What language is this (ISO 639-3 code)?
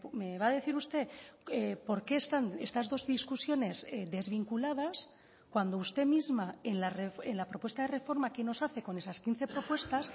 spa